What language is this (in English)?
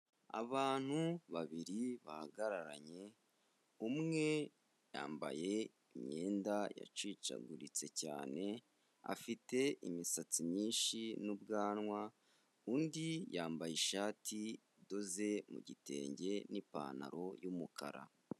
Kinyarwanda